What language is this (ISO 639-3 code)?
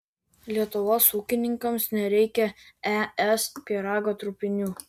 lit